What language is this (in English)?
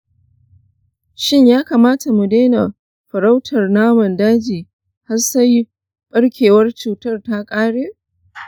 Hausa